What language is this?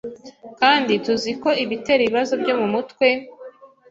Kinyarwanda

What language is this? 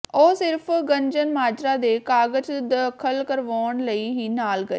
Punjabi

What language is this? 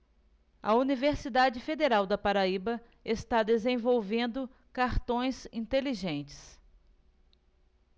Portuguese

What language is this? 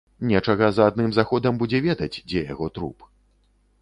Belarusian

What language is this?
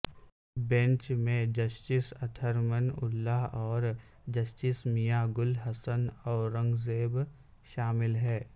Urdu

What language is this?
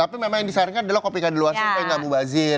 Indonesian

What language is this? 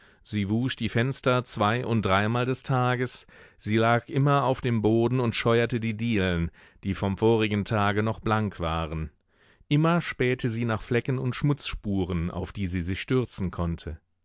German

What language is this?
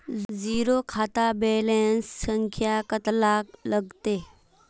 Magahi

